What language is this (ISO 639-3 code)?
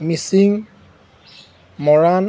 asm